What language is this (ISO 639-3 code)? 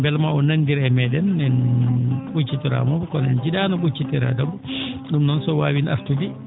ful